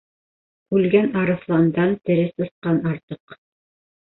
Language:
Bashkir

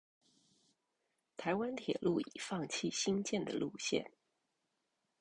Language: Chinese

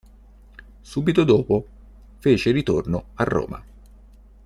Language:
Italian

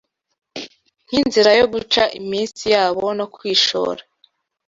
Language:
Kinyarwanda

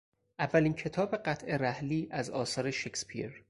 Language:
Persian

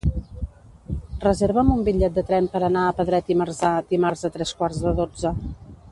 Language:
Catalan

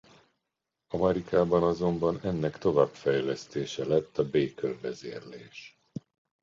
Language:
Hungarian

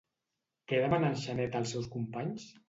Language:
Catalan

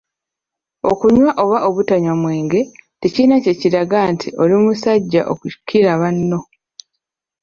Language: Ganda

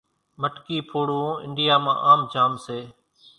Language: Kachi Koli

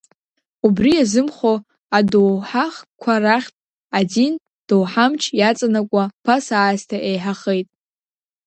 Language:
Abkhazian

